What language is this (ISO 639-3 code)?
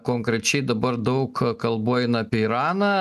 lit